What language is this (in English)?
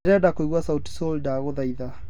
Kikuyu